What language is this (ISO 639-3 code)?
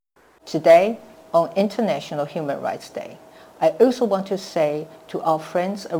vie